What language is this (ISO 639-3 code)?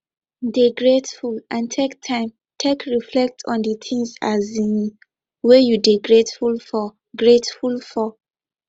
pcm